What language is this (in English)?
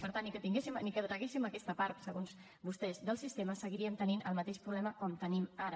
Catalan